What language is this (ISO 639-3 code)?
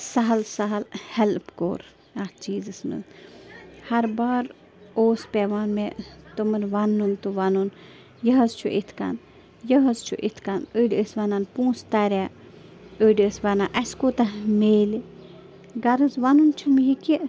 kas